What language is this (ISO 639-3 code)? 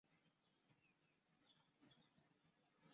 zho